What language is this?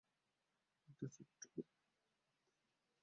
Bangla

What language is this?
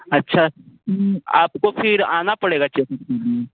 Hindi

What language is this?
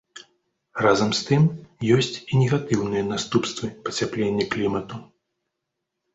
Belarusian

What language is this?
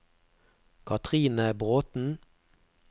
Norwegian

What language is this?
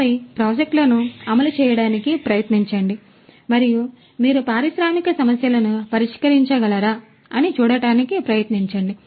Telugu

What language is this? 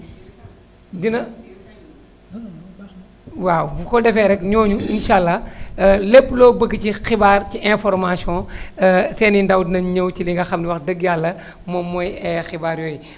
Wolof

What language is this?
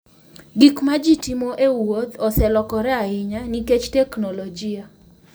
Luo (Kenya and Tanzania)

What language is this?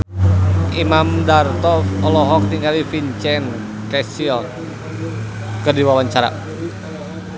Sundanese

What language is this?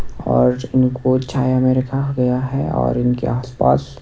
Hindi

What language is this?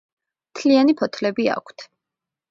Georgian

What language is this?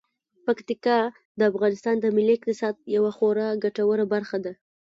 Pashto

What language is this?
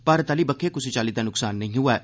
Dogri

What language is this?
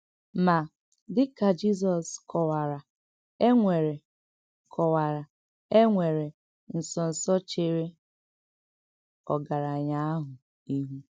Igbo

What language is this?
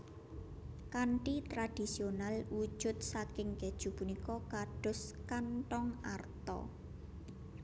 Javanese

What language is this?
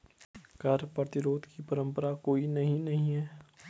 Hindi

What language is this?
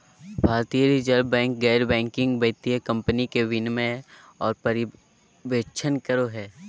Magahi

